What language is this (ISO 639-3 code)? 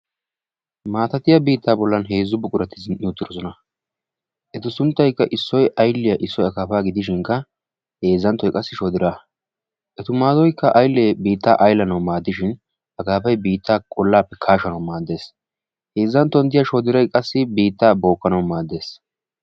wal